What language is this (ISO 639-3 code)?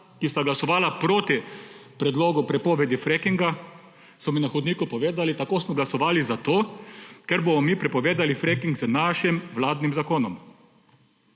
slv